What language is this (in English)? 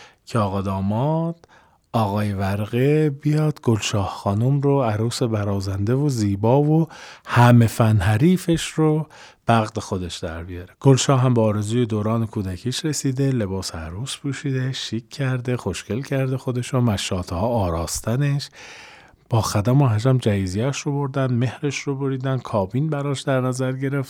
Persian